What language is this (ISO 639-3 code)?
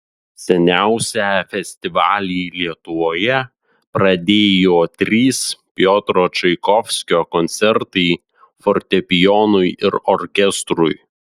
lit